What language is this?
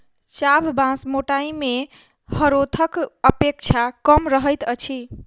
Maithili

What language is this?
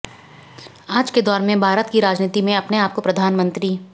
Hindi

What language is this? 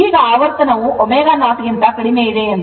Kannada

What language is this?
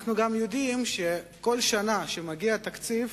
Hebrew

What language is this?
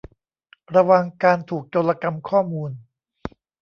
Thai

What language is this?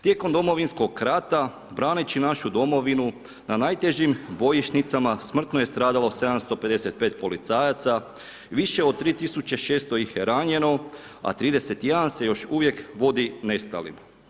Croatian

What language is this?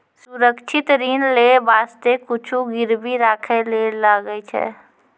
Maithili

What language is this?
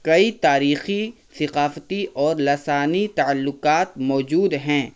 Urdu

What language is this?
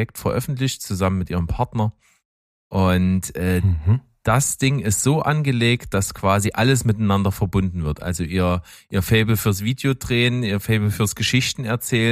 German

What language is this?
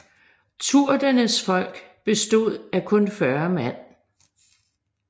Danish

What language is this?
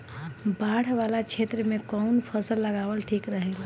Bhojpuri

